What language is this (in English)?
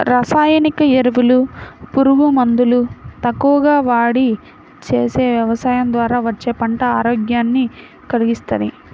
Telugu